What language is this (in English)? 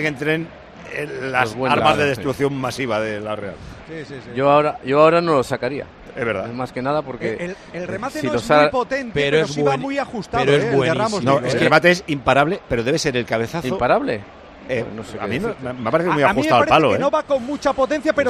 Spanish